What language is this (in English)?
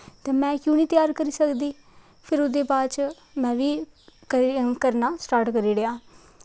Dogri